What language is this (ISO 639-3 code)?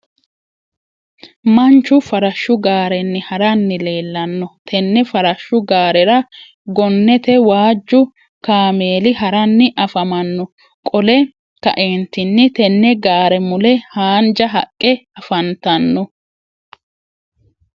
sid